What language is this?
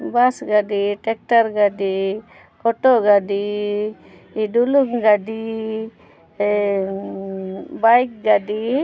Santali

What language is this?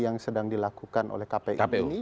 Indonesian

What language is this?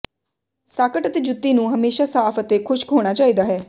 Punjabi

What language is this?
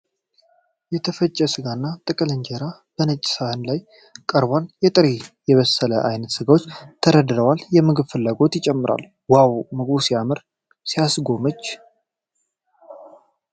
Amharic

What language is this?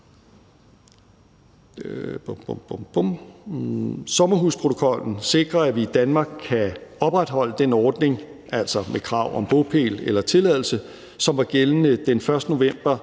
Danish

